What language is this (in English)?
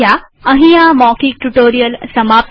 Gujarati